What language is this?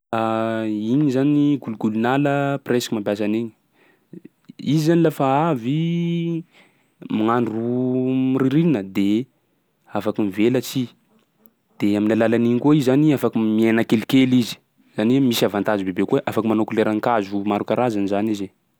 Sakalava Malagasy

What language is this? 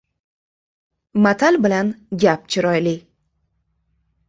Uzbek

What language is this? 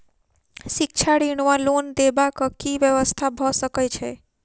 Maithili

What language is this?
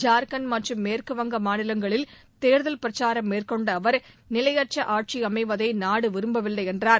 Tamil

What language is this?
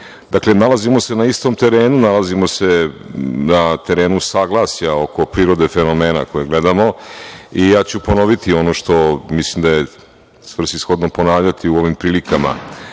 Serbian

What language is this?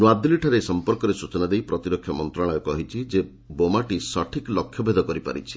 Odia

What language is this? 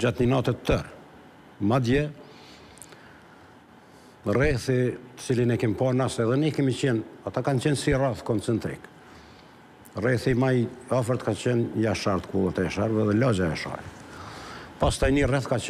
Romanian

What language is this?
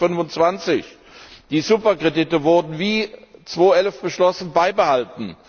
German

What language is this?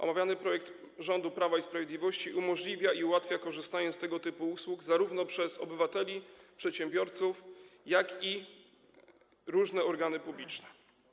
Polish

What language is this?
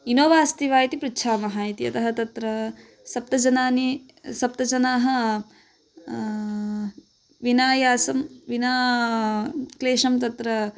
Sanskrit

